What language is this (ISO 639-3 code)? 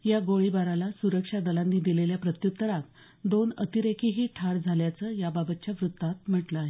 mar